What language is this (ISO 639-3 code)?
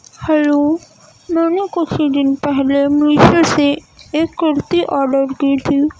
urd